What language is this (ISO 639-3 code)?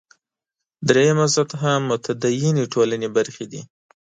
pus